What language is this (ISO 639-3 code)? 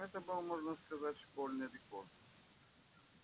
rus